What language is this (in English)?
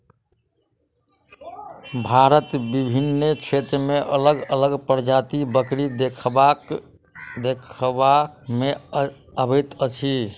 Maithili